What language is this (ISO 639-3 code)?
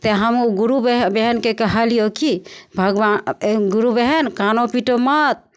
mai